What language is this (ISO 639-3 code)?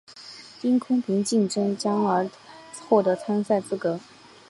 zho